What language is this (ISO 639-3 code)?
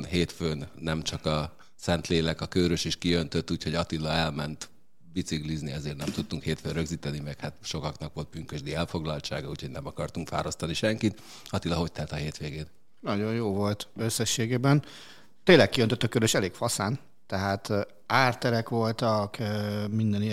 hun